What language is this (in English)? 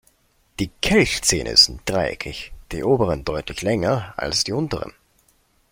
German